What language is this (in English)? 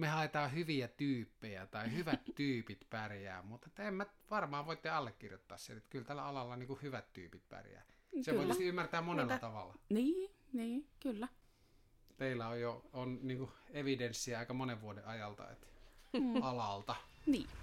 Finnish